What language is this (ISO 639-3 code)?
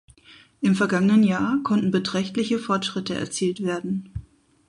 deu